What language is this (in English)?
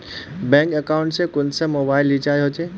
Magahi